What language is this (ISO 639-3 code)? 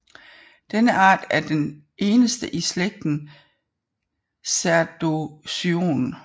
dan